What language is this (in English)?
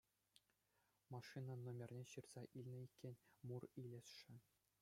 Chuvash